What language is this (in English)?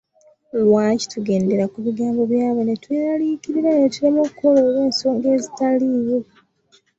Ganda